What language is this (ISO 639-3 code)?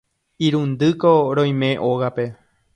grn